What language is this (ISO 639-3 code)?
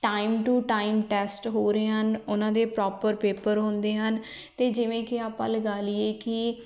pan